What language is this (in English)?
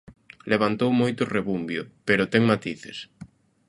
Galician